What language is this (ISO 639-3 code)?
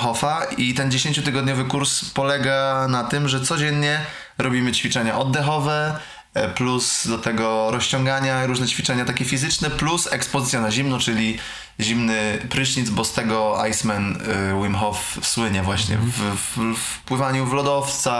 pol